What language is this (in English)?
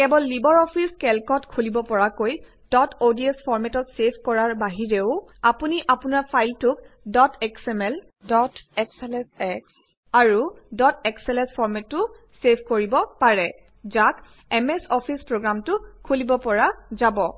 Assamese